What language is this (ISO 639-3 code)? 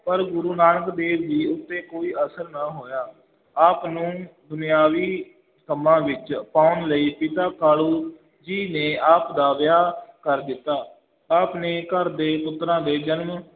pan